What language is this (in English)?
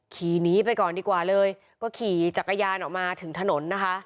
Thai